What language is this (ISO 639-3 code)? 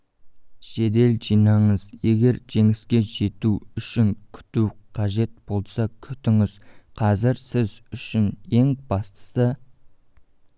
kaz